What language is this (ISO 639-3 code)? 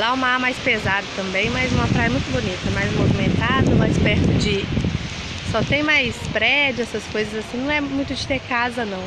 por